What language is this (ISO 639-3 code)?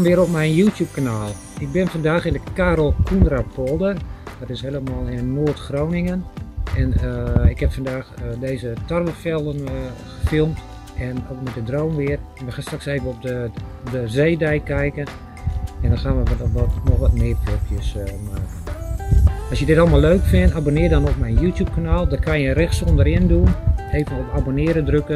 nld